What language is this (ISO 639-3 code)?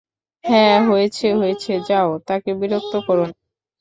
ben